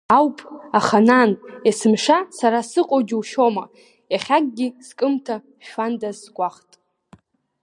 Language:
Abkhazian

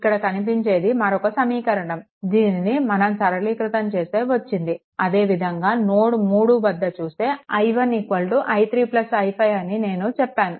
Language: Telugu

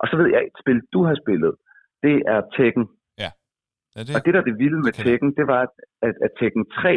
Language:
Danish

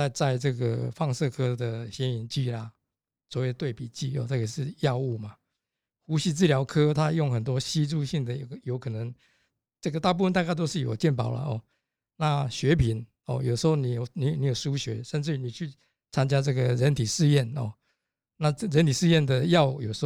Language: Chinese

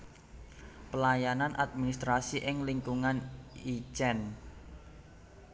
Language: Javanese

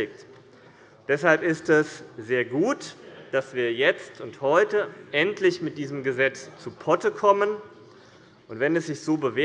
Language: German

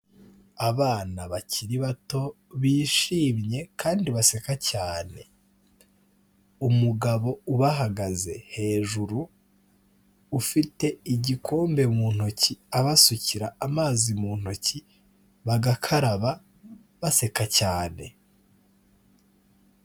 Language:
Kinyarwanda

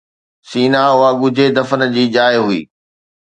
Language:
Sindhi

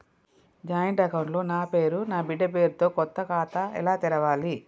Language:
Telugu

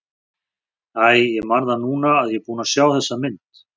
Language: Icelandic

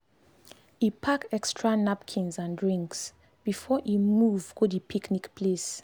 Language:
Nigerian Pidgin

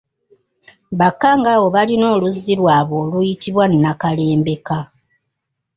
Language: Ganda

